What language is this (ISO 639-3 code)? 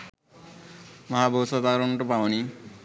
sin